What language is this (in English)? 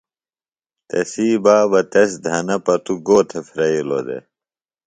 Phalura